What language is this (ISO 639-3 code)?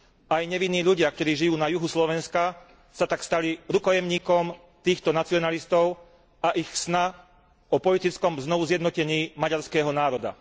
slk